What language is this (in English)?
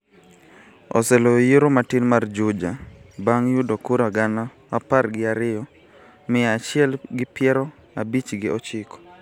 Luo (Kenya and Tanzania)